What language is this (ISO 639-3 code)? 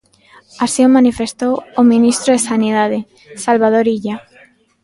glg